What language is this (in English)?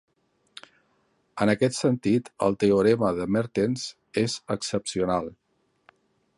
Catalan